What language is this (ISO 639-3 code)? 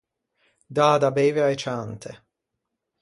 lij